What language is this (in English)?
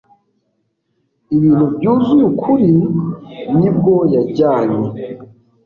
Kinyarwanda